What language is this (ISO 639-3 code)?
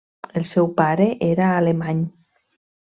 cat